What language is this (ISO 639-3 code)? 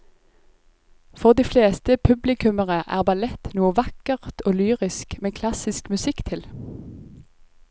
nor